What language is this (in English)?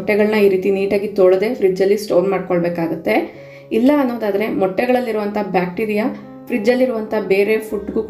Kannada